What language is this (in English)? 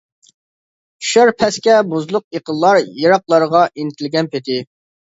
Uyghur